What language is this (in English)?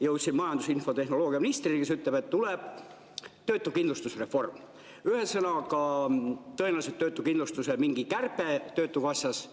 Estonian